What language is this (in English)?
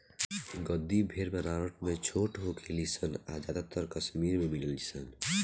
Bhojpuri